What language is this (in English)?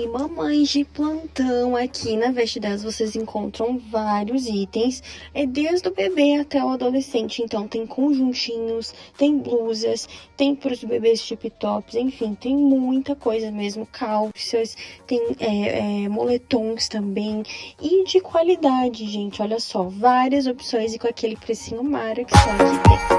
Portuguese